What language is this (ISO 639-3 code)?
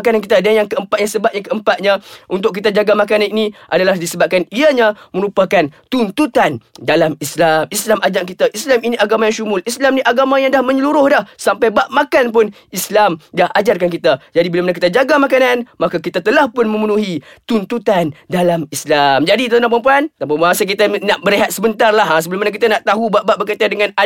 msa